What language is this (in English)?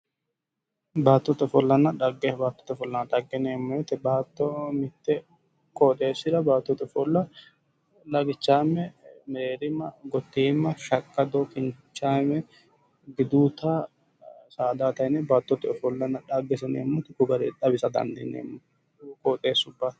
Sidamo